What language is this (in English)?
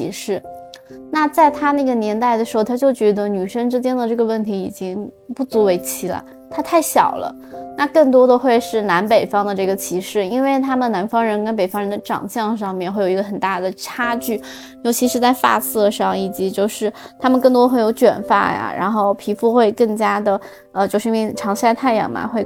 Chinese